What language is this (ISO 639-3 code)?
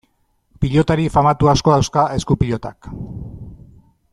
eus